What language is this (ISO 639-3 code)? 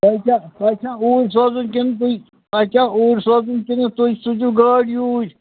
kas